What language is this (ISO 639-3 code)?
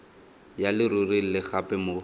tsn